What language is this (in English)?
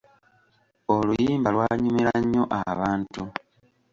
Ganda